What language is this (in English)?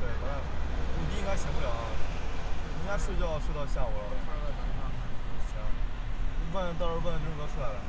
Chinese